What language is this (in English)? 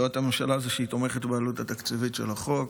Hebrew